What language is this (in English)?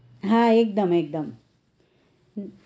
Gujarati